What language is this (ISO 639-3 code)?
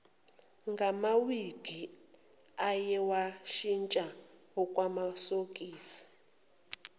zul